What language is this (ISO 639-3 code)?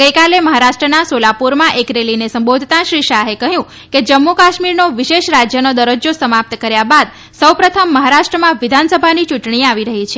guj